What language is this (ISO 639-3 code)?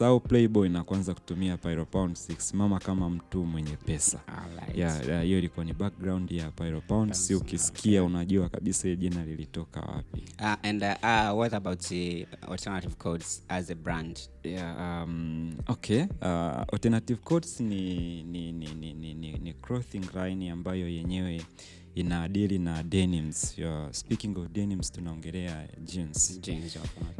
swa